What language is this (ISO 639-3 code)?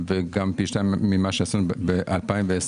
heb